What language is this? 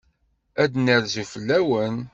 Kabyle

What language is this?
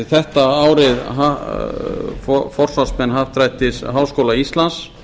Icelandic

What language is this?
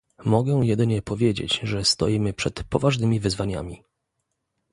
Polish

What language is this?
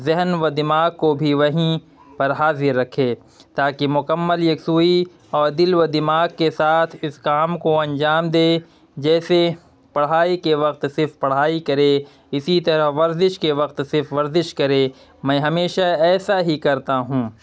Urdu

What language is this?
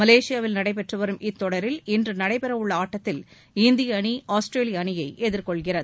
Tamil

